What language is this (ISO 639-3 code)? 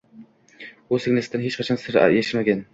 uzb